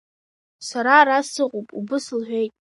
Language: Abkhazian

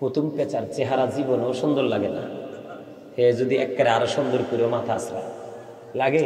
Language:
Bangla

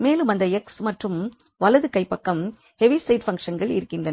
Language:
Tamil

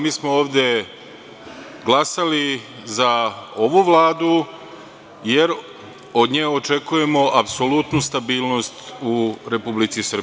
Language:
Serbian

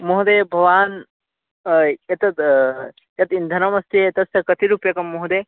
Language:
Sanskrit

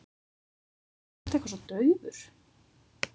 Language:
Icelandic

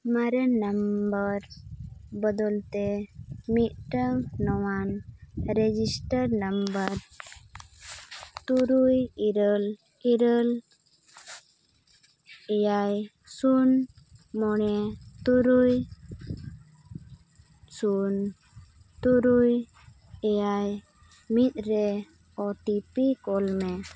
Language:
Santali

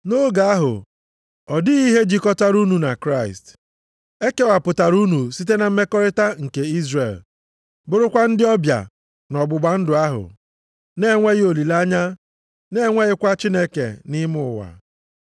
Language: Igbo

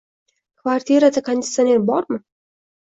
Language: Uzbek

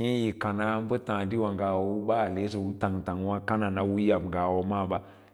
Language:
Lala-Roba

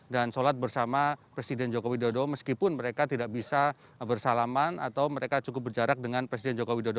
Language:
Indonesian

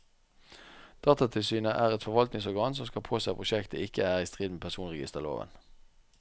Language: Norwegian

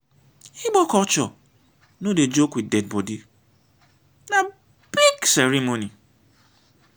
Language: Nigerian Pidgin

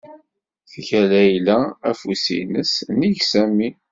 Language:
Kabyle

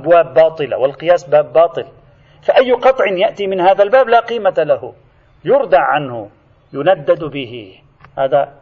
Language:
Arabic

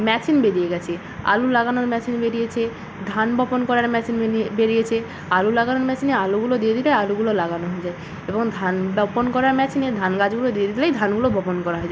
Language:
Bangla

